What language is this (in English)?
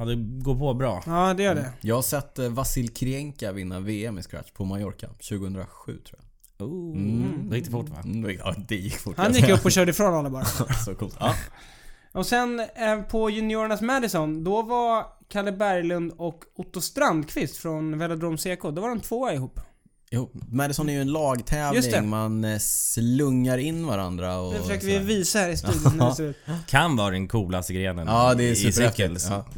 Swedish